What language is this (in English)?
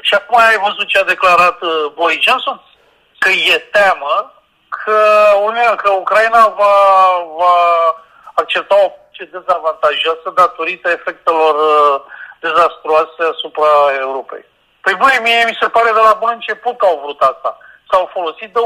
Romanian